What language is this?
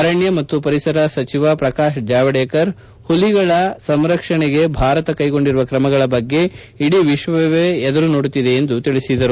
Kannada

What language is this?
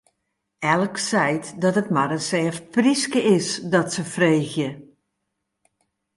Western Frisian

